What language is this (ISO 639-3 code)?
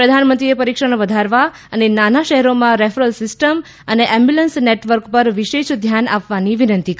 guj